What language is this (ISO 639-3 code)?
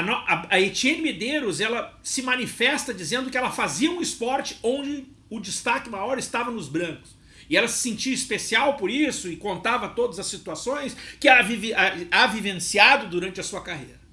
por